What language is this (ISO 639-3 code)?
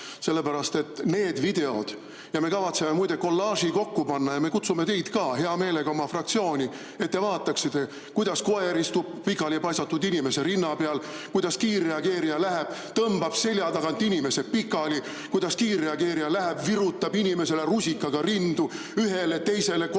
est